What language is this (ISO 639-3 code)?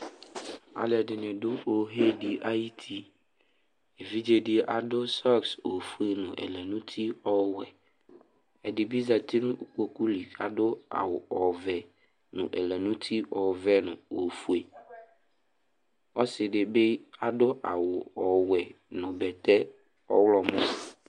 kpo